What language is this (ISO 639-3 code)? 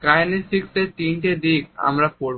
ben